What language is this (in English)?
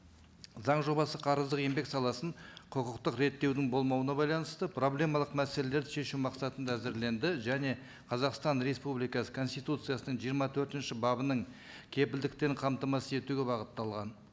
Kazakh